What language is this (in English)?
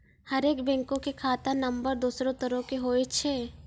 Maithili